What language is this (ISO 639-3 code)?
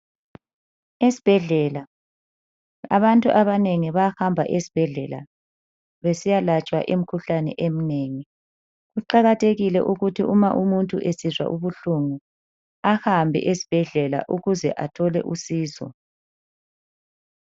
nde